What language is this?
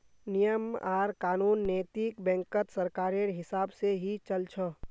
Magahi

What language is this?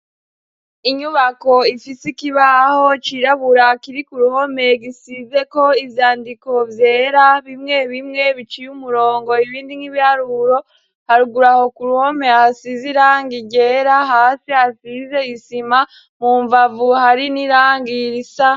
Rundi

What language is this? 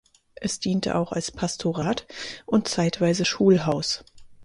German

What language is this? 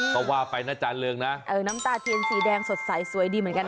Thai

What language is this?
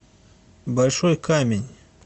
Russian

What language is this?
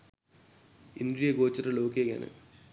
Sinhala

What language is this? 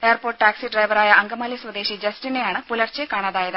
Malayalam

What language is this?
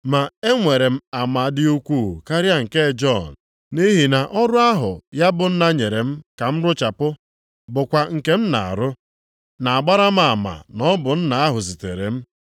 Igbo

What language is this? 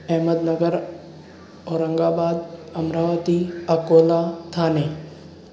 Sindhi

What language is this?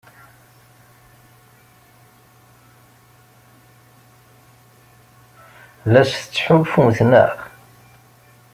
Kabyle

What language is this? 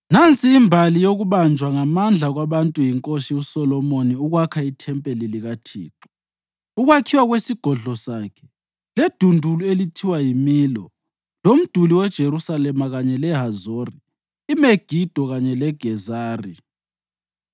North Ndebele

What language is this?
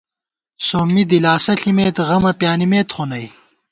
Gawar-Bati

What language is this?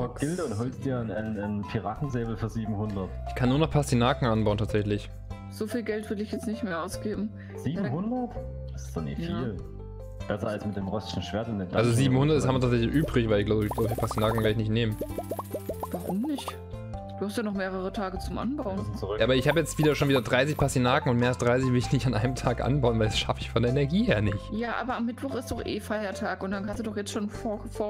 German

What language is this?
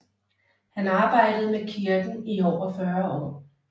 Danish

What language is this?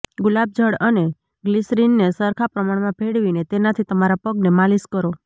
Gujarati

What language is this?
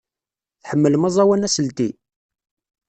Kabyle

